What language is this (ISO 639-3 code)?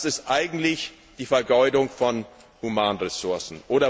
deu